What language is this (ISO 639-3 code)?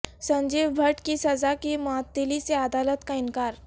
urd